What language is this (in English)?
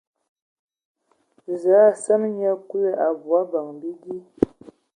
Ewondo